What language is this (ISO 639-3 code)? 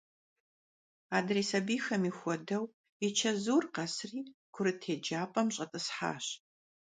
kbd